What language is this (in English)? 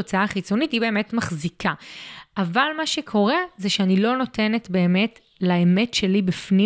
Hebrew